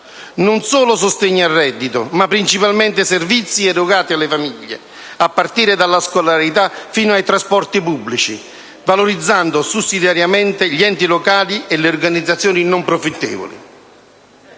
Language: Italian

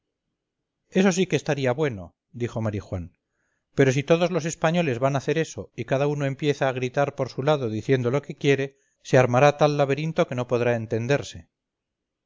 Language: Spanish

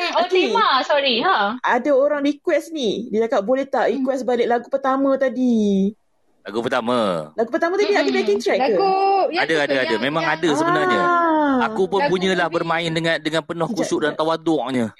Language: Malay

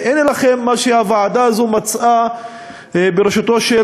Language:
Hebrew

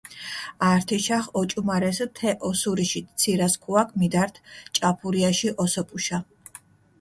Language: Mingrelian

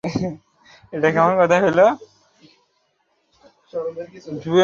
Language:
Bangla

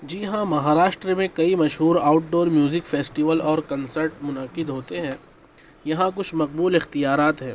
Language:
Urdu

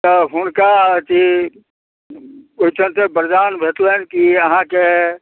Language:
Maithili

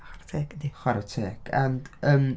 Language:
Welsh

